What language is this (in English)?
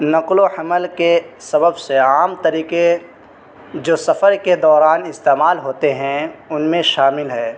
Urdu